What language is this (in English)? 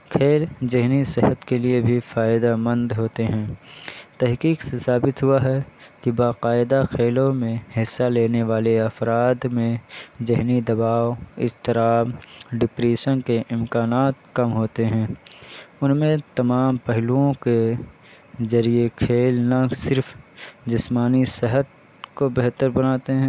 Urdu